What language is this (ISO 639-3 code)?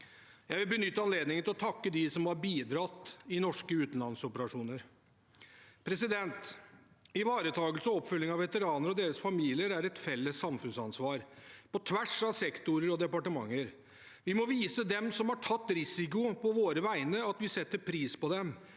nor